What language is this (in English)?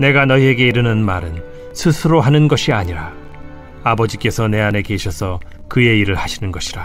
Korean